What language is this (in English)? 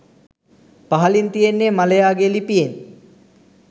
Sinhala